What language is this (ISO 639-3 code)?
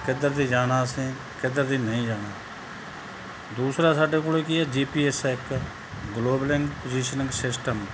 pan